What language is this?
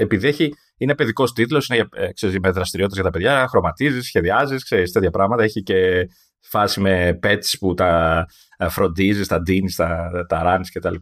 Greek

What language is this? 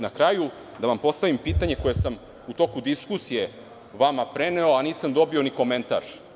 Serbian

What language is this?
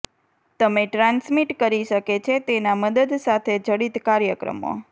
Gujarati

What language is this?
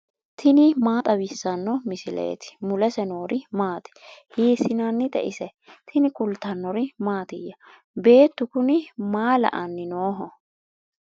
Sidamo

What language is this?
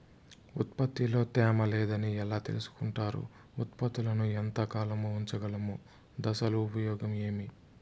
Telugu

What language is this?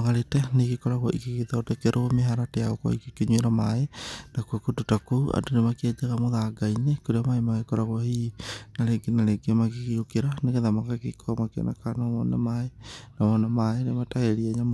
Kikuyu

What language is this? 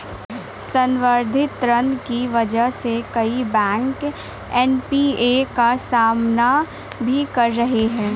Hindi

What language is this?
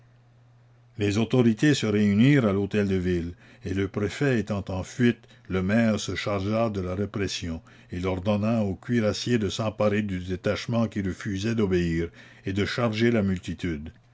French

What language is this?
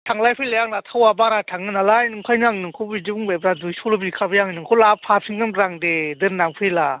Bodo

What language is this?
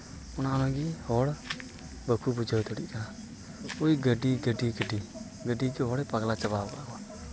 Santali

